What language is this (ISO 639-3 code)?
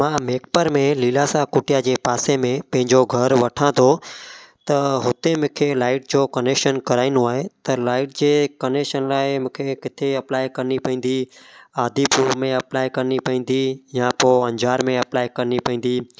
snd